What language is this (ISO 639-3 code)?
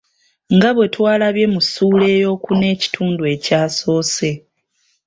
lug